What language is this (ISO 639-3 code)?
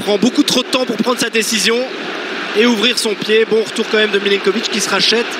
fra